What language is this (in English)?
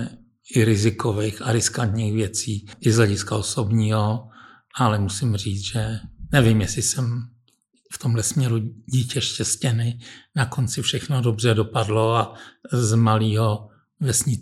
Czech